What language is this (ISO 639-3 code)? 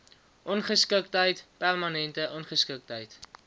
afr